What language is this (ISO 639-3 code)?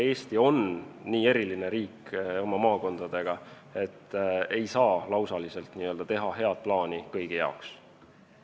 est